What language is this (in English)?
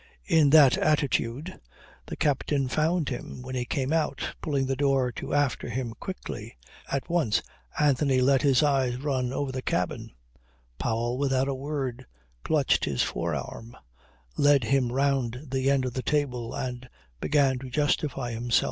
English